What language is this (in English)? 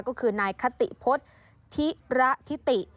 Thai